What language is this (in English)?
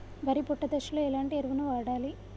Telugu